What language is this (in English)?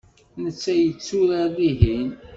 Kabyle